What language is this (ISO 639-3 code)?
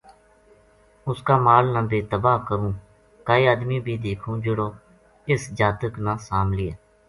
gju